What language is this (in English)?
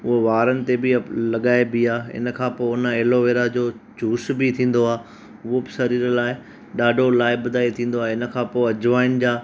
Sindhi